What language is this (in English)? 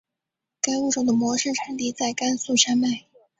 Chinese